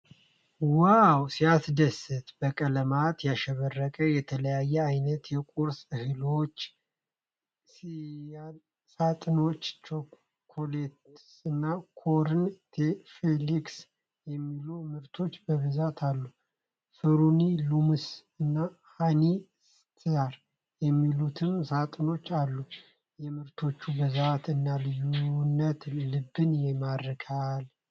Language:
Amharic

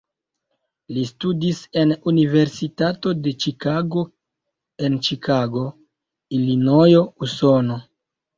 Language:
Esperanto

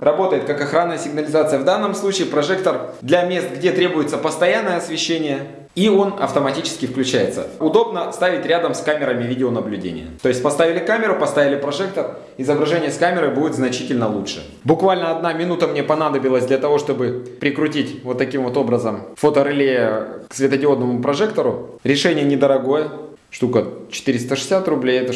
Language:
Russian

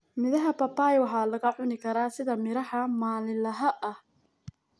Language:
Somali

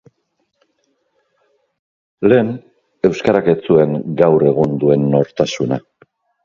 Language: Basque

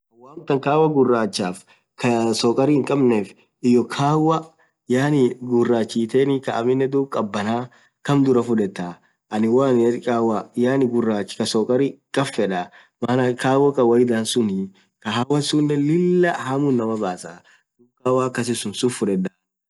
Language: Orma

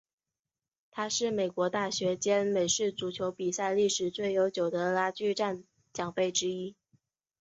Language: Chinese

